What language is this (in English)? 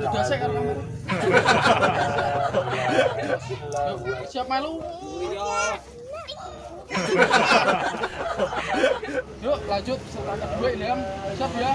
Indonesian